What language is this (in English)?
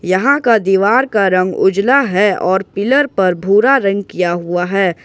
Hindi